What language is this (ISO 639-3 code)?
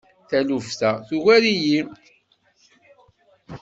kab